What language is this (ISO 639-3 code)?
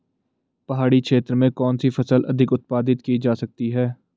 hin